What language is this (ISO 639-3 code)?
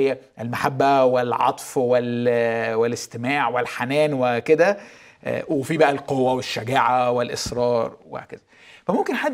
ara